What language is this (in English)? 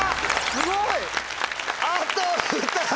Japanese